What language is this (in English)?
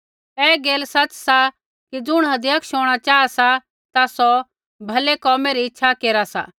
Kullu Pahari